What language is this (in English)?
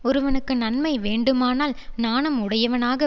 Tamil